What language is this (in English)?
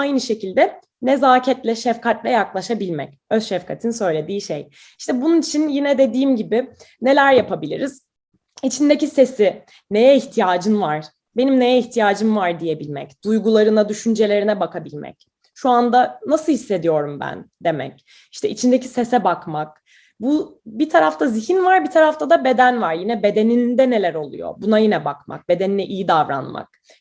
Turkish